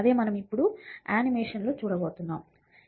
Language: Telugu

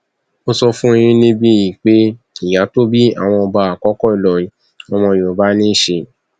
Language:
Yoruba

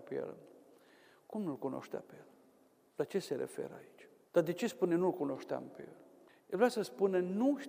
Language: Romanian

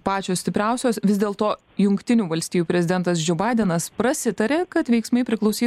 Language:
Lithuanian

